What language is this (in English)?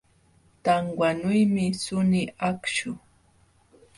Jauja Wanca Quechua